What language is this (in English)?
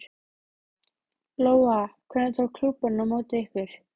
Icelandic